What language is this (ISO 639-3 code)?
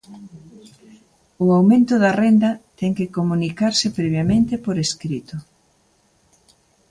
glg